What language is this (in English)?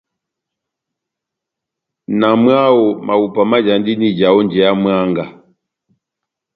Batanga